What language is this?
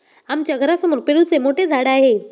Marathi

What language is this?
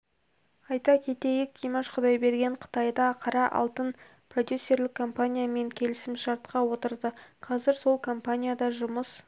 Kazakh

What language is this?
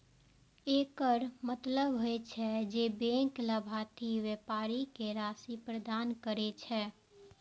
Maithili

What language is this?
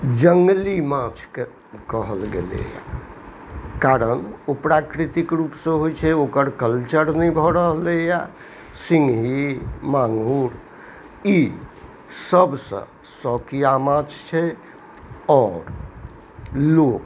Maithili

